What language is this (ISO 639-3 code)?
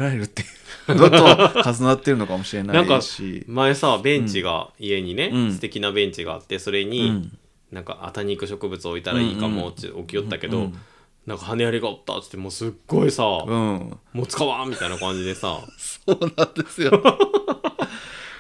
jpn